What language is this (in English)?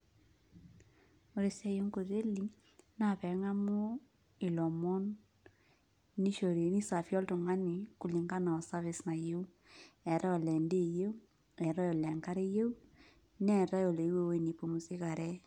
Masai